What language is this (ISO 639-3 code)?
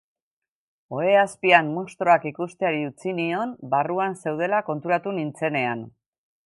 eus